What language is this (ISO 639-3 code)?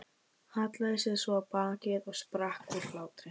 isl